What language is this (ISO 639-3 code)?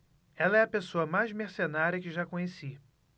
por